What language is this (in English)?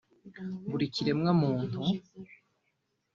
Kinyarwanda